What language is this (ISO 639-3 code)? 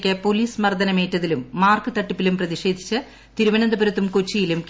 mal